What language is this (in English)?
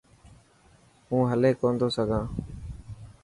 Dhatki